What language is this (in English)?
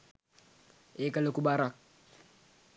Sinhala